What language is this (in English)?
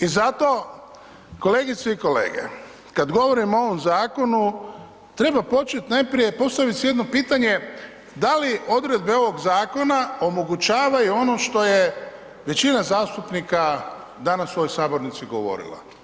Croatian